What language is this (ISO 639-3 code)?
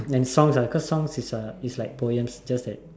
eng